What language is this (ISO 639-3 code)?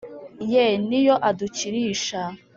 kin